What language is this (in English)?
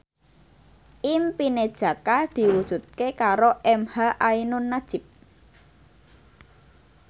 Javanese